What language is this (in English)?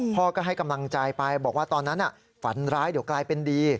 Thai